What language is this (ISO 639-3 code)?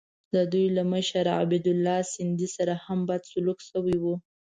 pus